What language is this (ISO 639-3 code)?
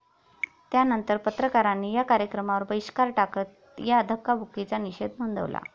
mar